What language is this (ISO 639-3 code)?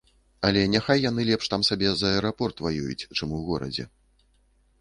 bel